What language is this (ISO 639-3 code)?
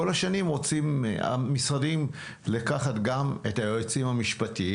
heb